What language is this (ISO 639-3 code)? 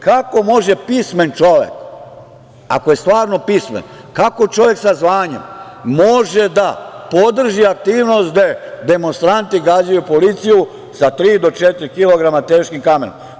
srp